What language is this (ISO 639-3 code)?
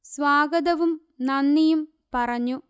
mal